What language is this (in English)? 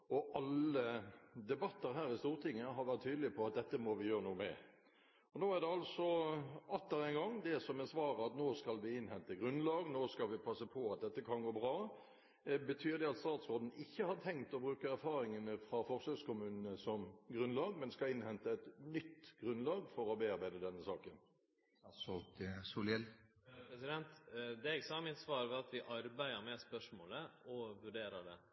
Norwegian